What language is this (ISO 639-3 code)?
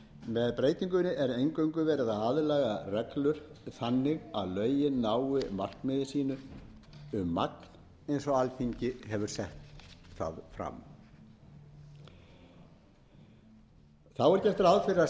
isl